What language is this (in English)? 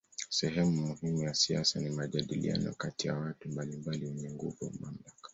Swahili